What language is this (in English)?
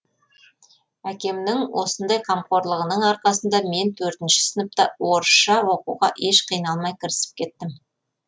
Kazakh